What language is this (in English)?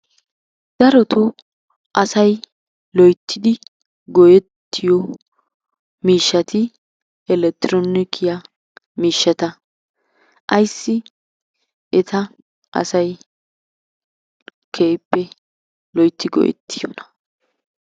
Wolaytta